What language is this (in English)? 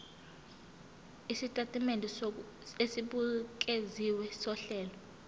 Zulu